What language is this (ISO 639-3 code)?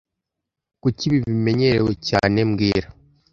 kin